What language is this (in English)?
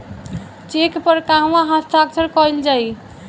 Bhojpuri